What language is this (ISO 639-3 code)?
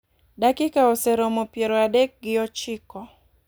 luo